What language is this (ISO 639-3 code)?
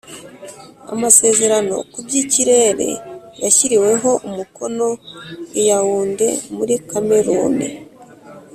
kin